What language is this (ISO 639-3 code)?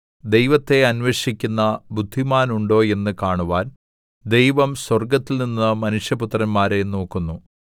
mal